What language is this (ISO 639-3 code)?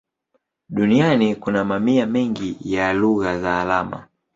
swa